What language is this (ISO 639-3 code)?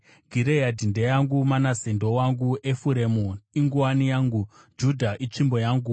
sna